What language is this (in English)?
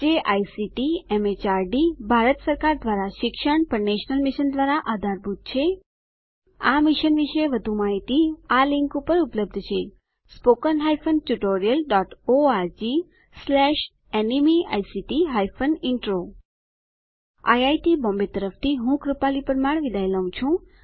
Gujarati